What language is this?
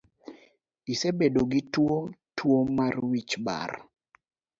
Luo (Kenya and Tanzania)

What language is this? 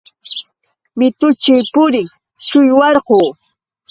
Yauyos Quechua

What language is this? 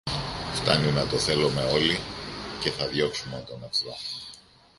Greek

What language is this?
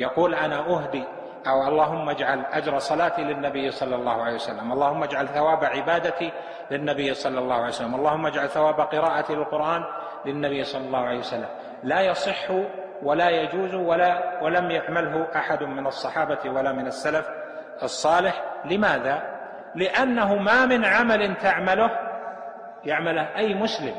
Arabic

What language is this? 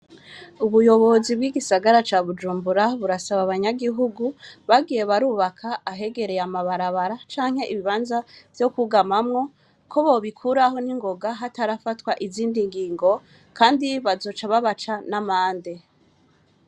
Rundi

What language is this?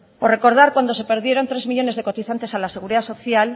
Spanish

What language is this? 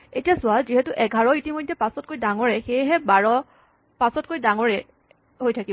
Assamese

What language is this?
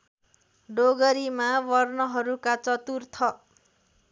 Nepali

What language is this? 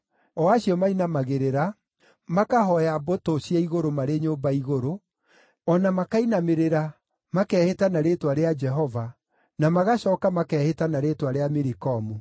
Kikuyu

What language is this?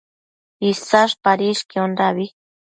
Matsés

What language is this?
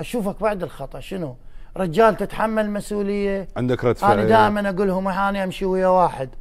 Arabic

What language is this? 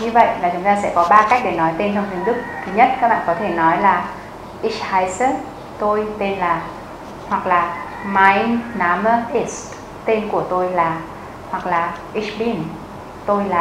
Vietnamese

